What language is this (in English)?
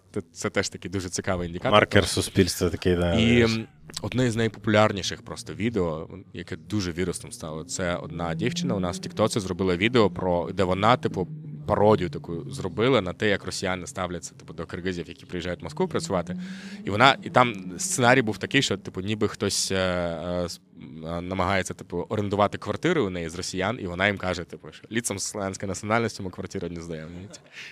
Ukrainian